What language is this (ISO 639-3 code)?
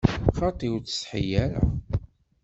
kab